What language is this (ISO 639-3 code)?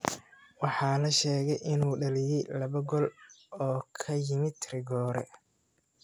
som